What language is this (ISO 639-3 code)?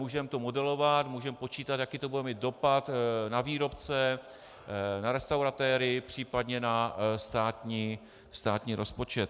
ces